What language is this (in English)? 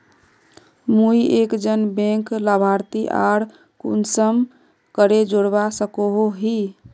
Magahi